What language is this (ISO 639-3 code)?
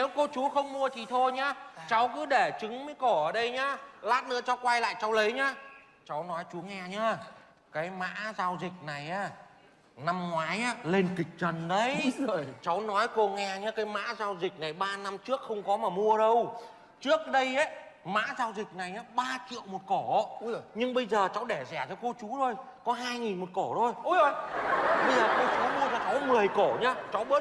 vie